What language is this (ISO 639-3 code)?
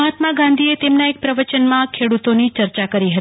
guj